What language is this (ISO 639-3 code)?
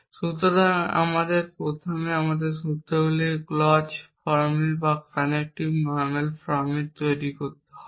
ben